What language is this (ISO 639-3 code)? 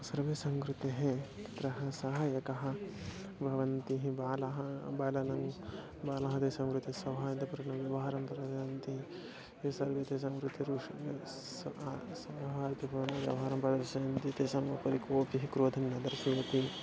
san